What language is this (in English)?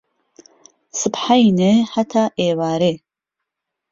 Central Kurdish